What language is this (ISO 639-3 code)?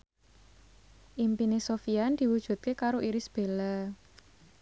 jav